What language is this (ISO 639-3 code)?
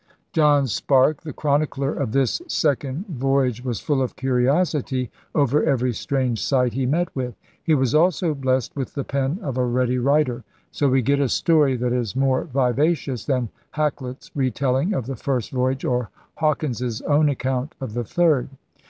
eng